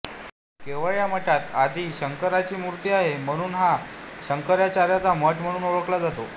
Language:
Marathi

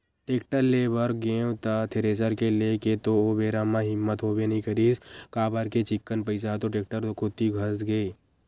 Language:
Chhattisgarhi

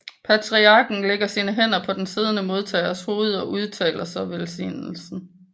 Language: Danish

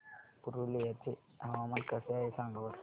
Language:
Marathi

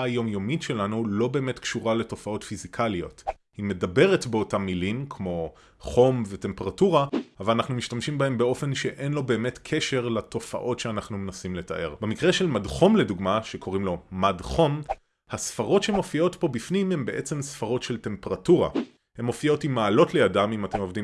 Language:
Hebrew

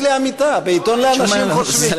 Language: Hebrew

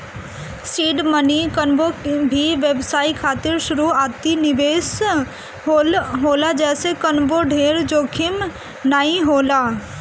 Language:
Bhojpuri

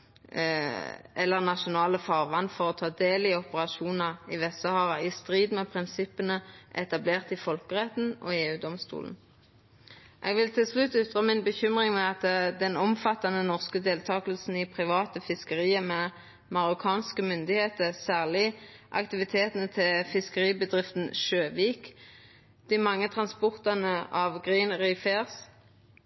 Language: Norwegian Nynorsk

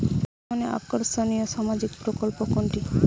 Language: Bangla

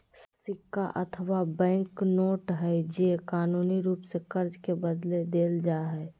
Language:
Magahi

